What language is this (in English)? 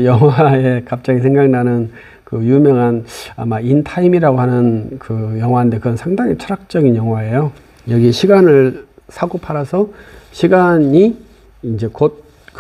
Korean